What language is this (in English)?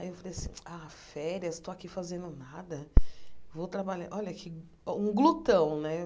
Portuguese